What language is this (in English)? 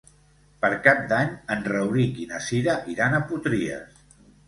Catalan